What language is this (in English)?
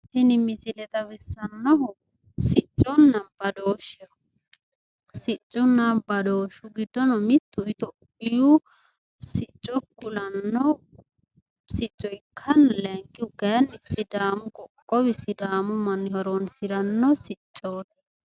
Sidamo